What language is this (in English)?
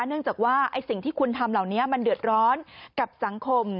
Thai